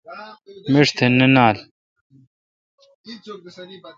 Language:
Kalkoti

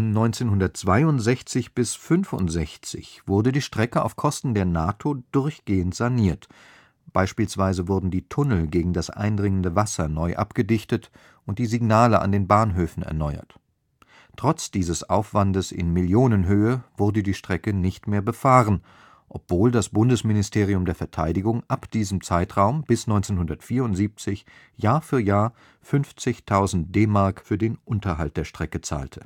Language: German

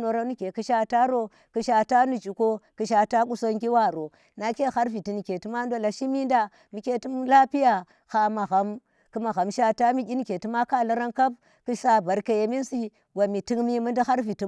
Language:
Tera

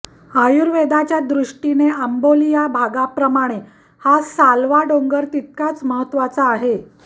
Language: Marathi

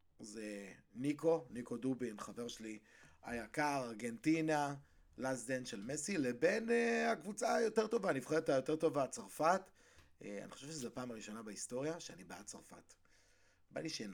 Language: Hebrew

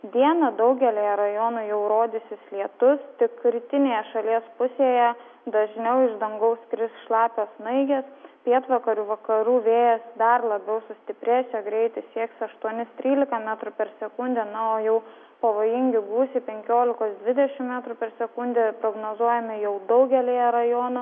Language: Lithuanian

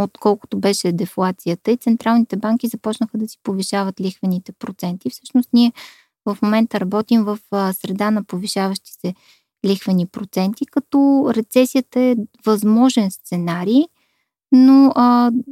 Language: Bulgarian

